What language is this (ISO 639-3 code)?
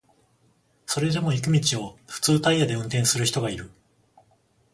jpn